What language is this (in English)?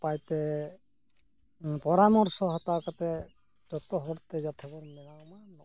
Santali